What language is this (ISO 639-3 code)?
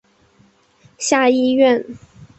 zho